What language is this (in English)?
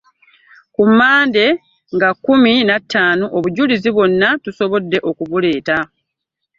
Ganda